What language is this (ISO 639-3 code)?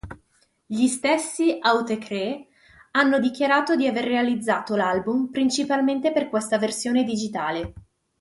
ita